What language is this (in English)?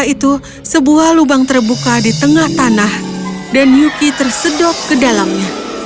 Indonesian